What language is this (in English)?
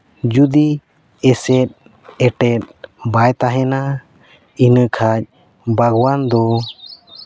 Santali